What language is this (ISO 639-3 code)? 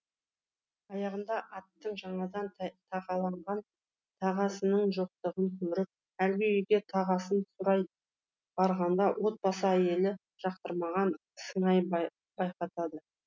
kaz